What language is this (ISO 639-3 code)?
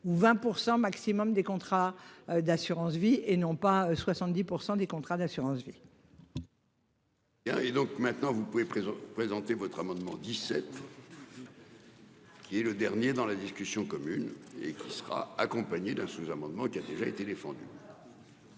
fra